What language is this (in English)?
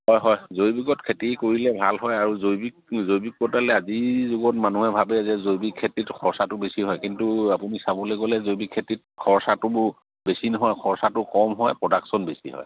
Assamese